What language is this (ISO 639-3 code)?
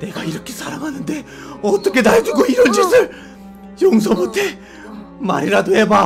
kor